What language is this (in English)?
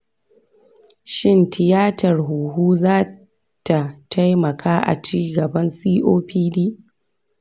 Hausa